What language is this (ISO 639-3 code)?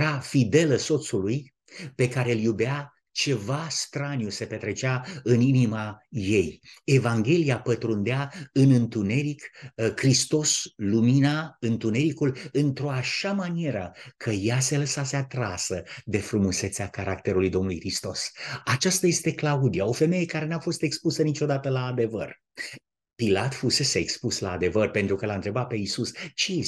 ron